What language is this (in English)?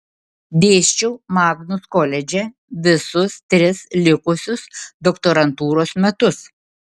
Lithuanian